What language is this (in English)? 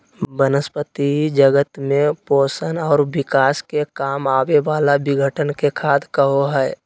Magahi